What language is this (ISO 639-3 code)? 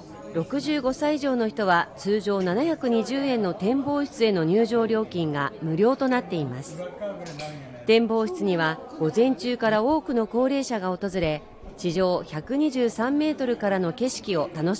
jpn